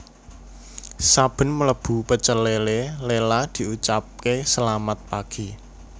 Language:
Javanese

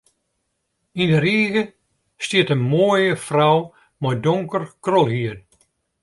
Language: Western Frisian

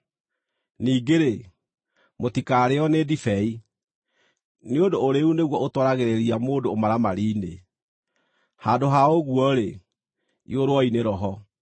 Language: Kikuyu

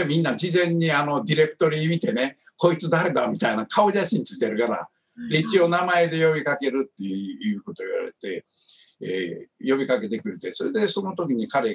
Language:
Japanese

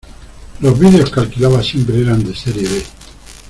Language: Spanish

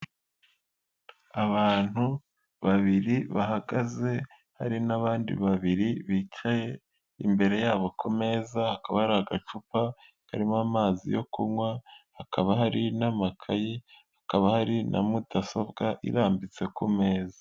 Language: Kinyarwanda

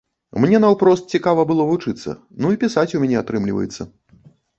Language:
Belarusian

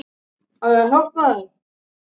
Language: Icelandic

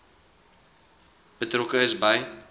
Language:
Afrikaans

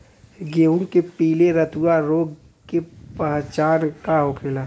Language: Bhojpuri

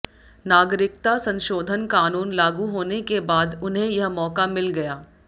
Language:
Hindi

